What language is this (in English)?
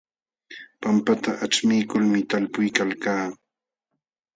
Jauja Wanca Quechua